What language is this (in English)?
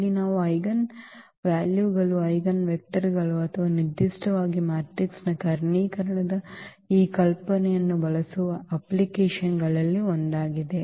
Kannada